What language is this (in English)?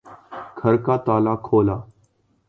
Urdu